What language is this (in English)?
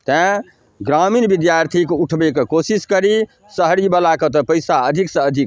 Maithili